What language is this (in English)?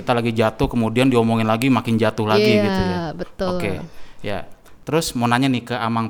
Indonesian